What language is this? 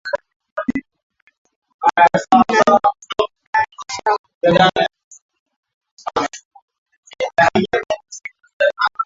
Swahili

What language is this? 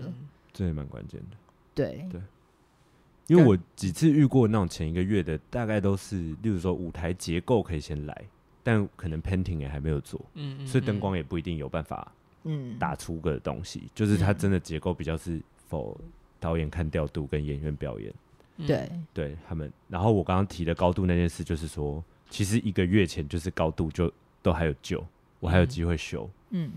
Chinese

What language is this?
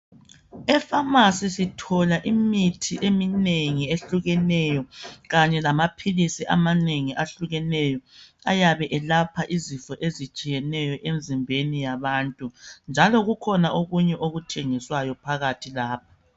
North Ndebele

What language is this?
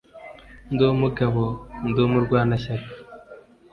Kinyarwanda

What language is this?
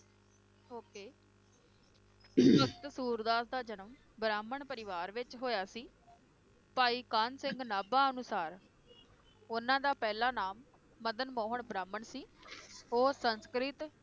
Punjabi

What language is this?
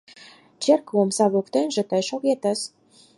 Mari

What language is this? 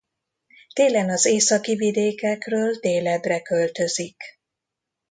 Hungarian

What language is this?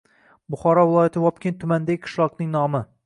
Uzbek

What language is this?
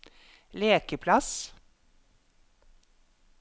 Norwegian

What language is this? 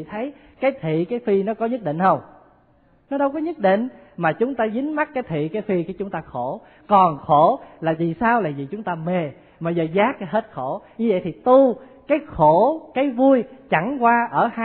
Vietnamese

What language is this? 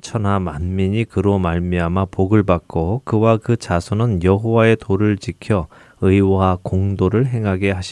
Korean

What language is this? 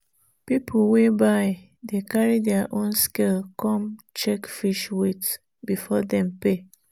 Nigerian Pidgin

